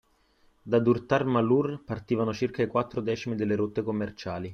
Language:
Italian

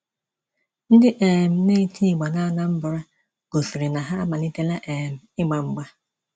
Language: Igbo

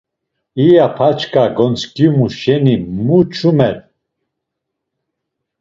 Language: Laz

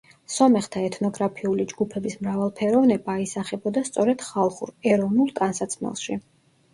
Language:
Georgian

